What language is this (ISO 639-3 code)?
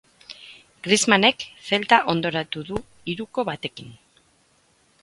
eus